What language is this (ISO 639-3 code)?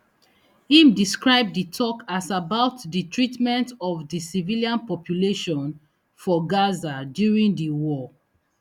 pcm